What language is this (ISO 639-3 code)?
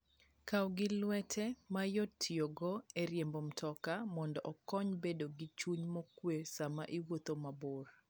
luo